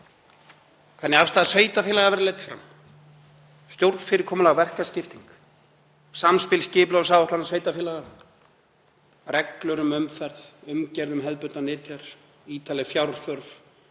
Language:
Icelandic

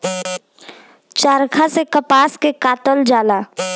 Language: Bhojpuri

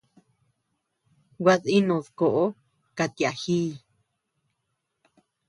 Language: Tepeuxila Cuicatec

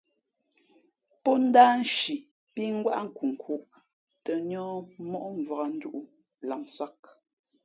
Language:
Fe'fe'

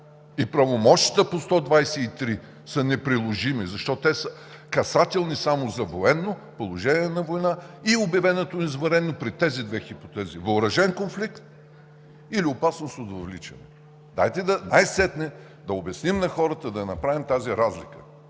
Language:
Bulgarian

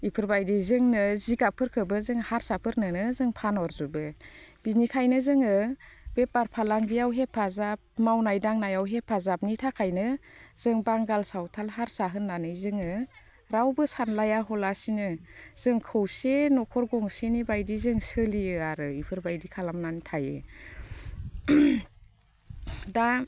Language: Bodo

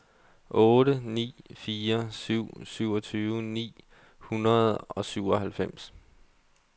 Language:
Danish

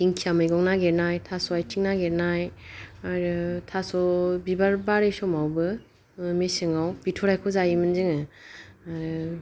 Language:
Bodo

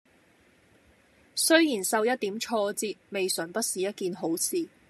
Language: Cantonese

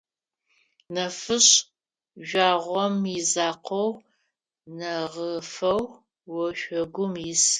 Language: Adyghe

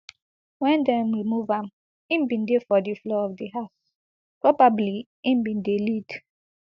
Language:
Nigerian Pidgin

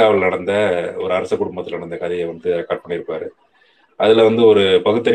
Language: Tamil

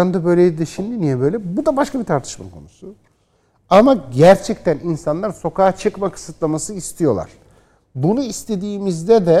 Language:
Turkish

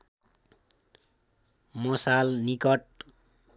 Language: Nepali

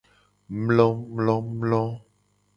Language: Gen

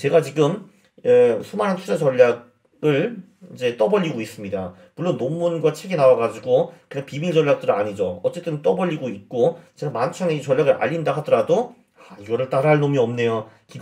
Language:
Korean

